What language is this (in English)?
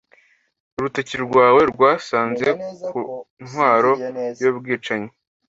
Kinyarwanda